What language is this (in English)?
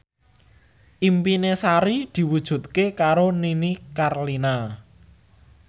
Javanese